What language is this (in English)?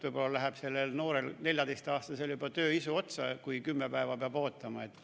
Estonian